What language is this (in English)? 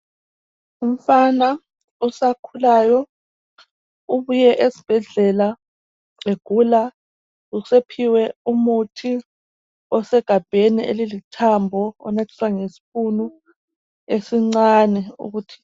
North Ndebele